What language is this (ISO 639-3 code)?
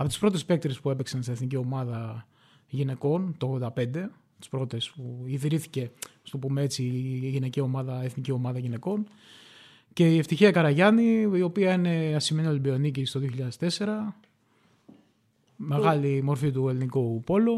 ell